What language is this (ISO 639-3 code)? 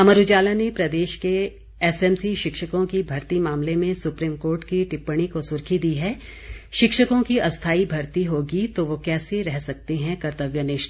hin